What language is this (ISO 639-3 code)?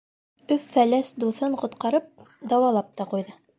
bak